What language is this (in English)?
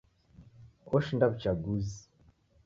Taita